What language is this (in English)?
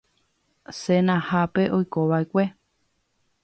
Guarani